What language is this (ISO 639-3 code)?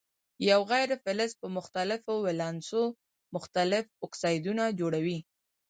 pus